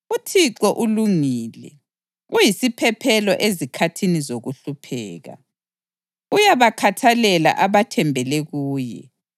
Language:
North Ndebele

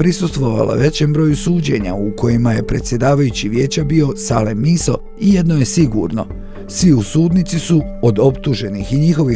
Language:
Croatian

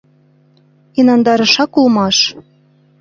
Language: Mari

